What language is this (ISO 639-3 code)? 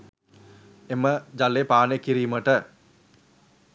sin